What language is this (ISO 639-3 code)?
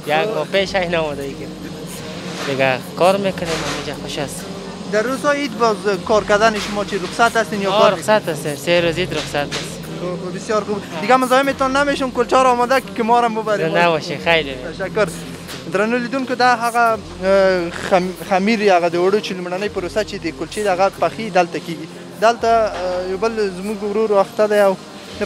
ara